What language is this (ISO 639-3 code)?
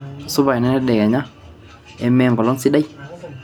mas